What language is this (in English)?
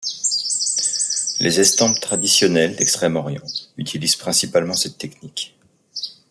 French